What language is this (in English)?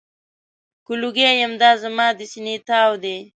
Pashto